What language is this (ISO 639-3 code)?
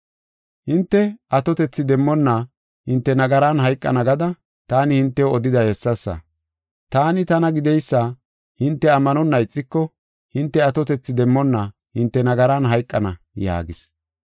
gof